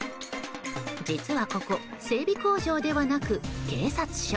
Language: Japanese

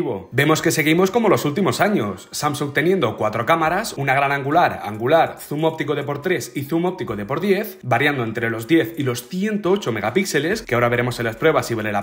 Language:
Spanish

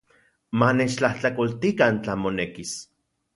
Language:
Central Puebla Nahuatl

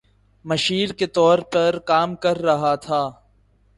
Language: Urdu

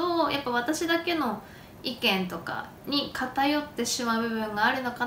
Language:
Japanese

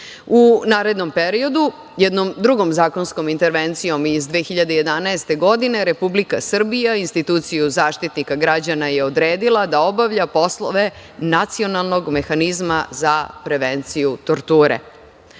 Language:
Serbian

